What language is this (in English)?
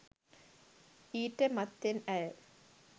Sinhala